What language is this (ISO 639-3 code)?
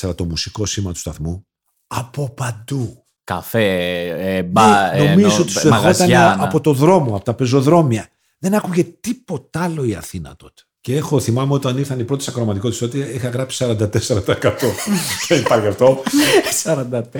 ell